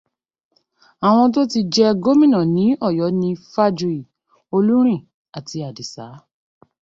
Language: Yoruba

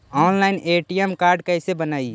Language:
Magahi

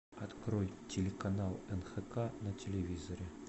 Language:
Russian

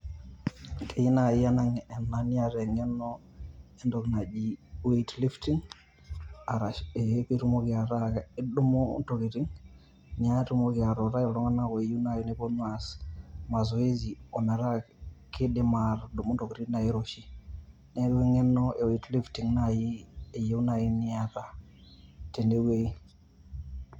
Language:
Masai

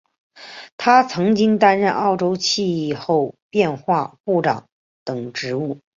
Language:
Chinese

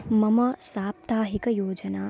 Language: Sanskrit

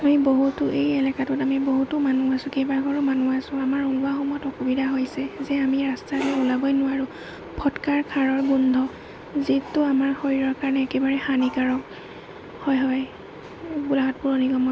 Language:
Assamese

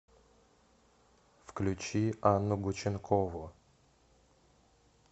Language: Russian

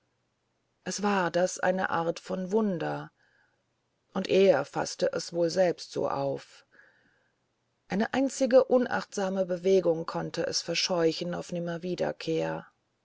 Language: German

